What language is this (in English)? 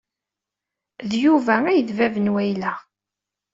Kabyle